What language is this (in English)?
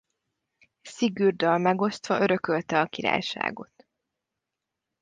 Hungarian